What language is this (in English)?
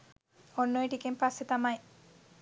Sinhala